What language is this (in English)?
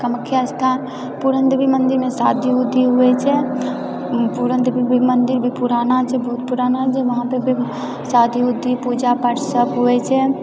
Maithili